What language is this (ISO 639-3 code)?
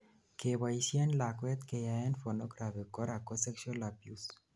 kln